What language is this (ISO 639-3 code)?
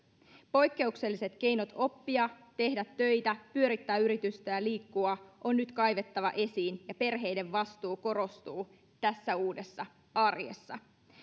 fin